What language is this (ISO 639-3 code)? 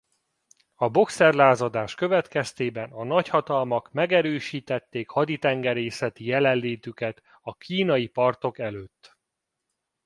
hun